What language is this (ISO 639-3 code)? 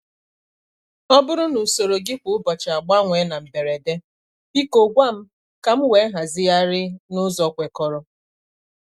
ibo